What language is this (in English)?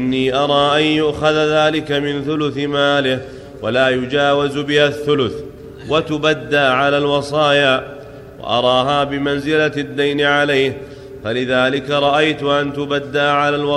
Arabic